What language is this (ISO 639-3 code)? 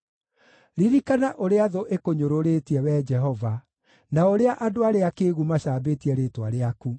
kik